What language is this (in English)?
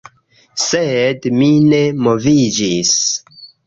Esperanto